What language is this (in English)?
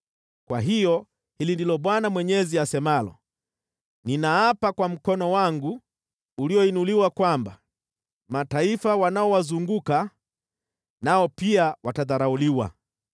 Swahili